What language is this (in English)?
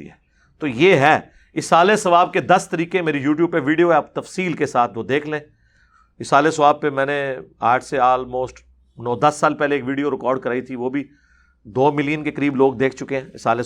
Urdu